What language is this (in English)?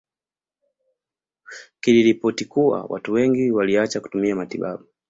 Swahili